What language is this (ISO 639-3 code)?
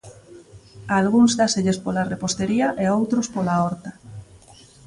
glg